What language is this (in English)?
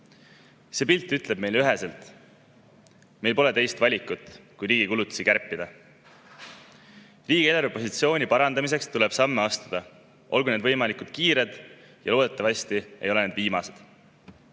Estonian